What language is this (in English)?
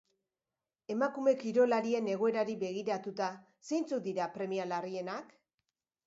Basque